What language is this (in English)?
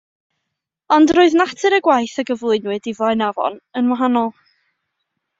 Welsh